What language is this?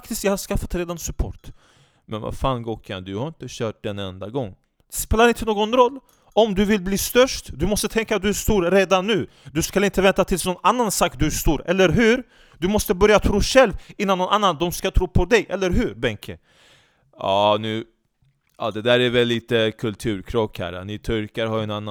Swedish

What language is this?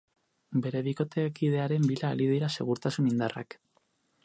Basque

